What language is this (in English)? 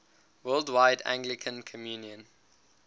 English